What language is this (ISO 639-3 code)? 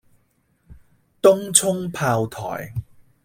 yue